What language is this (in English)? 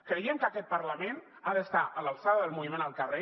Catalan